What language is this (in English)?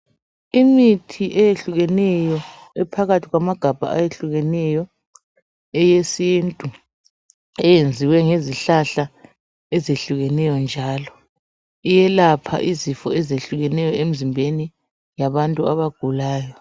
North Ndebele